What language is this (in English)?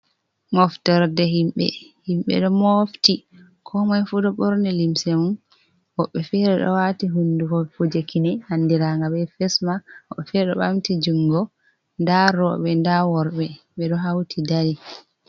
Fula